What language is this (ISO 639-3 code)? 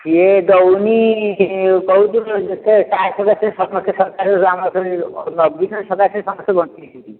ori